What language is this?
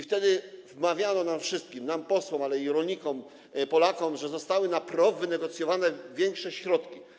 Polish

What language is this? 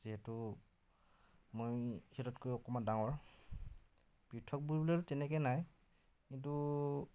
Assamese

